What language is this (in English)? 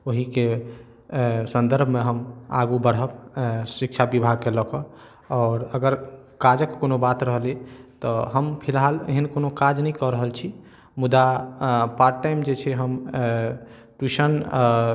Maithili